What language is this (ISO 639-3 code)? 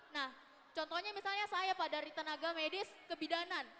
ind